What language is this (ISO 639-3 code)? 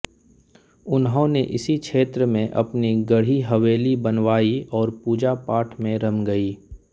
hin